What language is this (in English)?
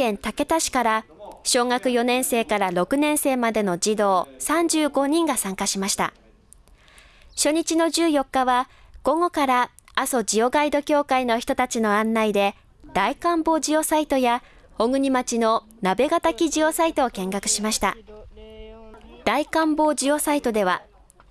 Japanese